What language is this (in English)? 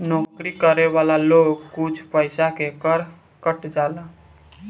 Bhojpuri